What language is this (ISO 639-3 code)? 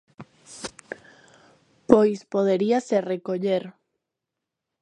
glg